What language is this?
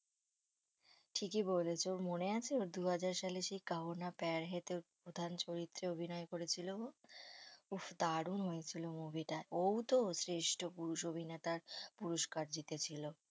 Bangla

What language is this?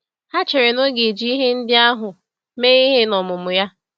Igbo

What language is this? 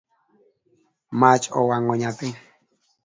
Luo (Kenya and Tanzania)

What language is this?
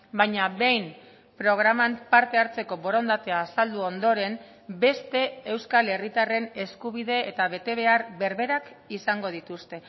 Basque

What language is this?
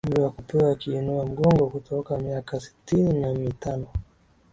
Swahili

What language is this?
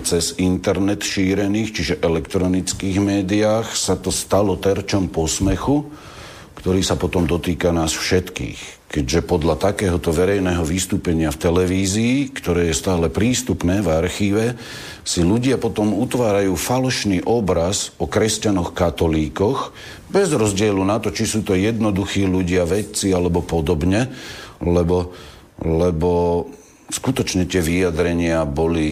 Slovak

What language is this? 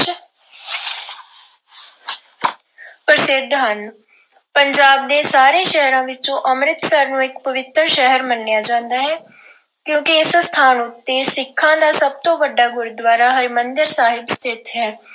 Punjabi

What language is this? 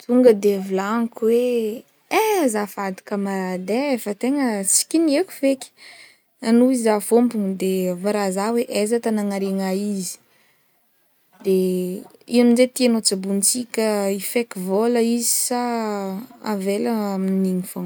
Northern Betsimisaraka Malagasy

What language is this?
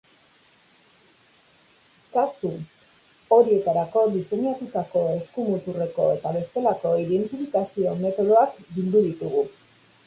Basque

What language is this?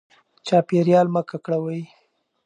Pashto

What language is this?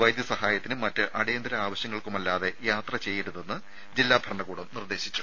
Malayalam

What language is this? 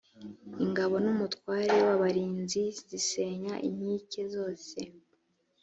Kinyarwanda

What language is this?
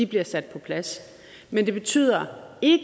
Danish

